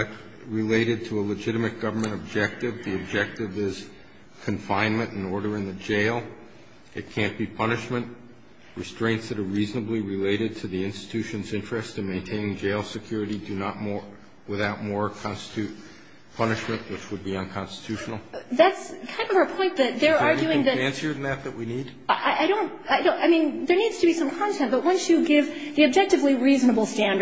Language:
English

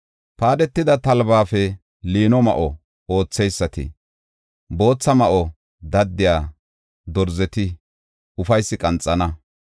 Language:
Gofa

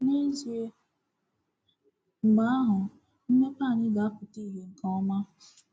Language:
Igbo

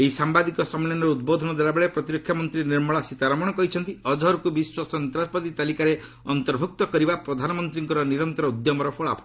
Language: Odia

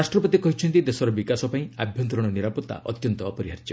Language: Odia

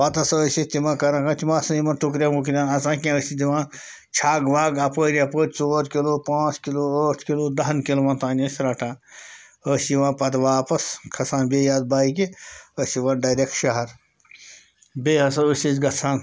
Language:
Kashmiri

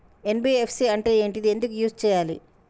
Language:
Telugu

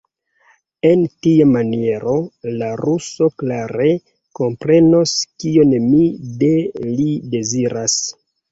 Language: Esperanto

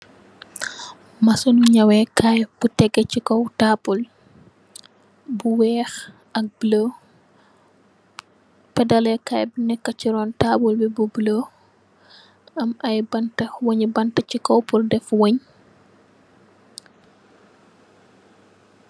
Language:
Wolof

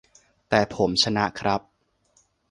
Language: Thai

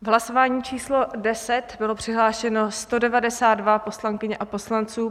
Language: Czech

